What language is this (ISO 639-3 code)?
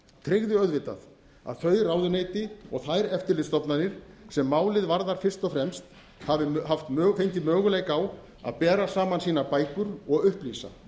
isl